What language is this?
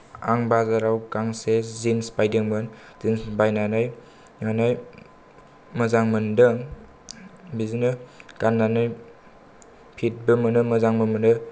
Bodo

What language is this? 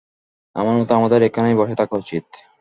Bangla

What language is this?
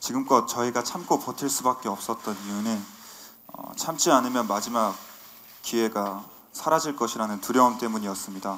Korean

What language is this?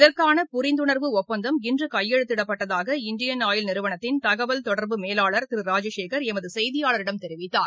Tamil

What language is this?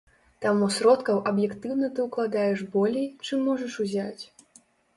Belarusian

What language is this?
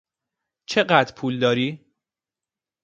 Persian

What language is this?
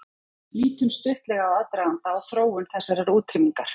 Icelandic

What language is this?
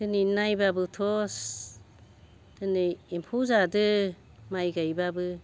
Bodo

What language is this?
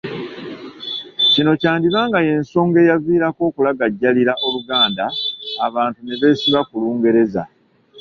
Ganda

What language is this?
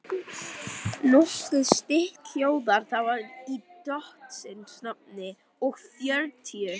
Icelandic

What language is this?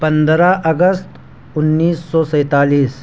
Urdu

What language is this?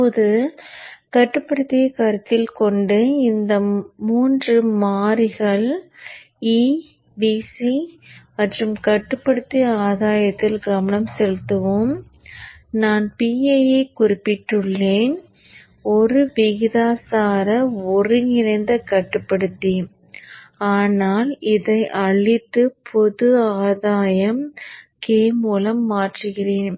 Tamil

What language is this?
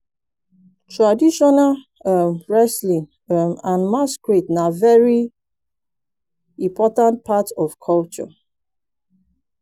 Nigerian Pidgin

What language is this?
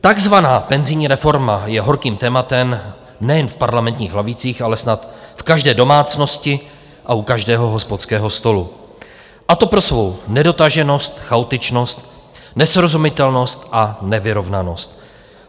Czech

